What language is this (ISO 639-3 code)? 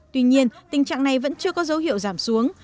vie